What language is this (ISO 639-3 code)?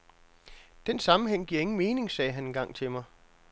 dan